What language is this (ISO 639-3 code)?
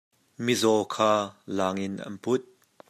cnh